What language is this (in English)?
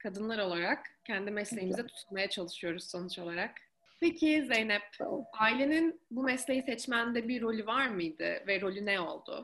Turkish